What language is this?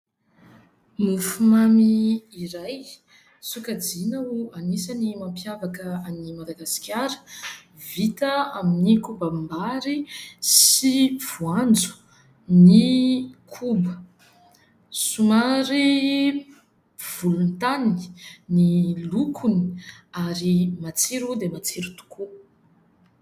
Malagasy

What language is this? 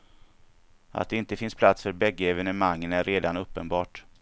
Swedish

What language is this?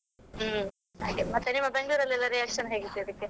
Kannada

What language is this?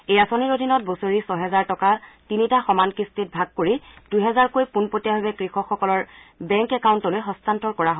Assamese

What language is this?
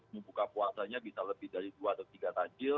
Indonesian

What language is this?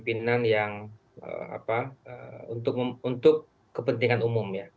Indonesian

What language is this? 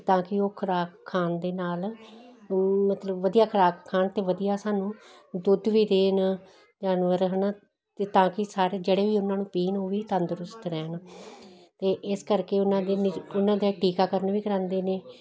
Punjabi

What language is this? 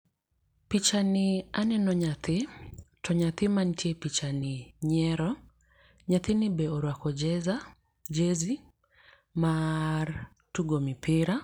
Luo (Kenya and Tanzania)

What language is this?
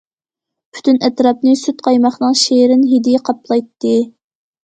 Uyghur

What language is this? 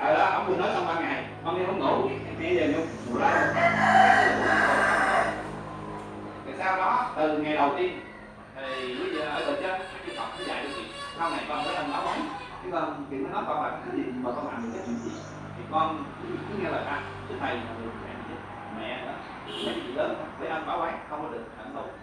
Vietnamese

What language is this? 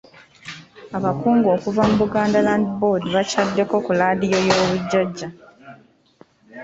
Ganda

